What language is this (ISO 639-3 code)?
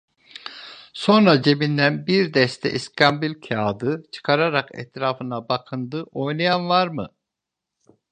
tur